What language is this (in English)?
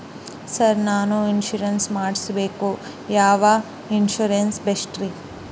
Kannada